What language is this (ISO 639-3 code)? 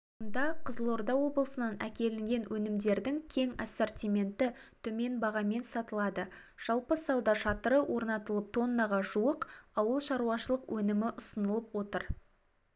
kaz